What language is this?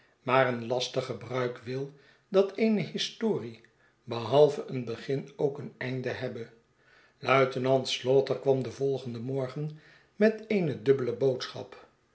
Dutch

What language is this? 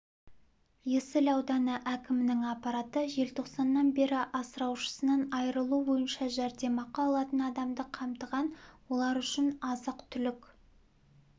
Kazakh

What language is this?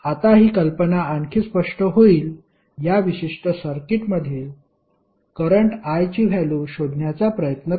Marathi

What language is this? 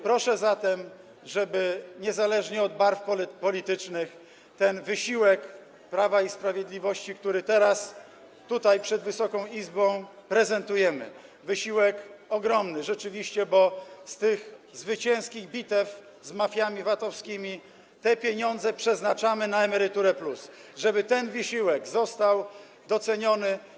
Polish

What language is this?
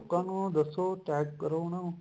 Punjabi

